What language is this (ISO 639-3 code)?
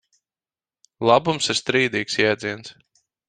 lav